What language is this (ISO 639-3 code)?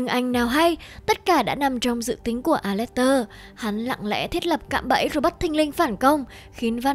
vie